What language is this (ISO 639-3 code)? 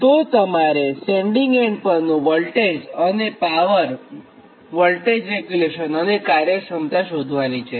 guj